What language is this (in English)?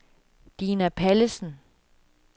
Danish